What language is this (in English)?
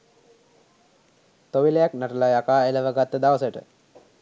Sinhala